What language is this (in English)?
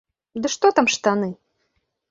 Belarusian